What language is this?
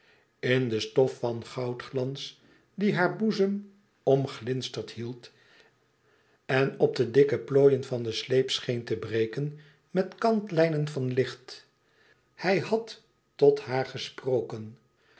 Dutch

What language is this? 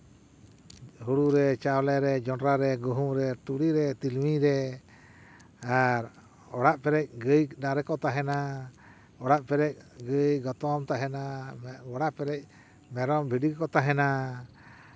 Santali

